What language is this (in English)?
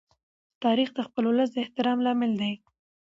Pashto